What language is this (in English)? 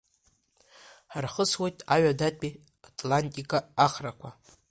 Abkhazian